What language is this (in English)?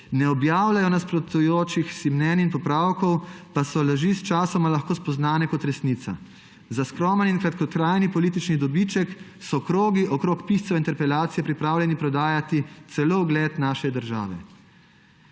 Slovenian